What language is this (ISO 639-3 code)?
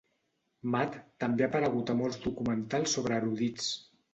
cat